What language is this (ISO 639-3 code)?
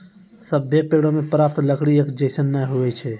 mai